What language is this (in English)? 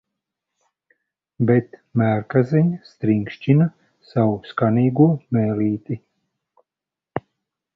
Latvian